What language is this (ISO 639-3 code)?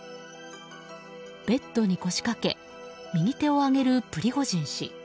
jpn